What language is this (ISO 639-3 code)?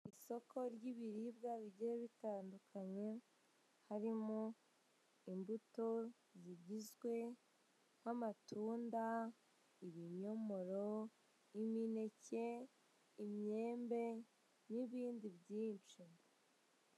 kin